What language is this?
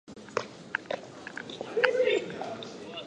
Japanese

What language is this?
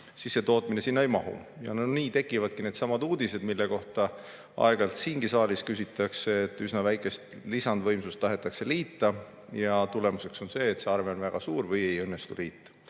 Estonian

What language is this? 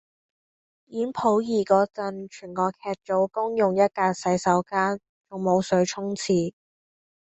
Cantonese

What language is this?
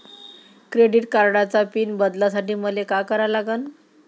Marathi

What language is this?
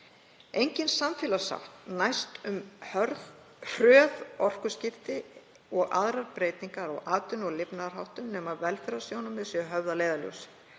Icelandic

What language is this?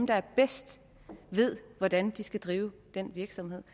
Danish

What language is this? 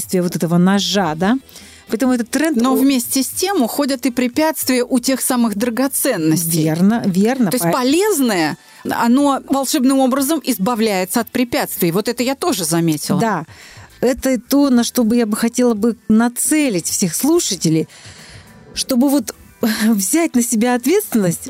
Russian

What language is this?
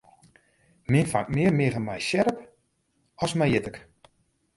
Western Frisian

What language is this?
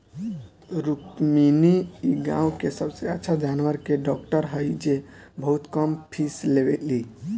Bhojpuri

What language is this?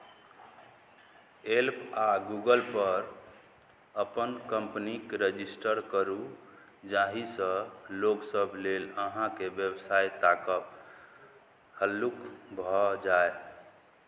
Maithili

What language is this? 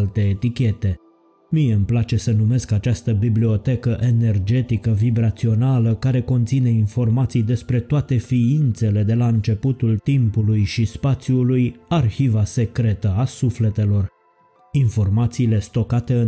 Romanian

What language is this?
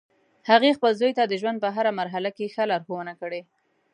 Pashto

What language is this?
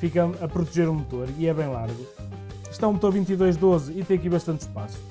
Portuguese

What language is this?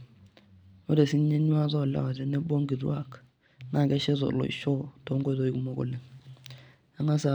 Masai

